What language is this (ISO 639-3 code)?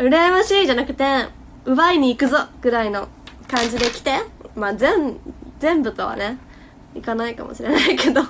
jpn